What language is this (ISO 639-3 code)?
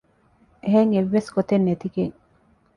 div